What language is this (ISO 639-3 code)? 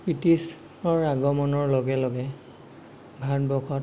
asm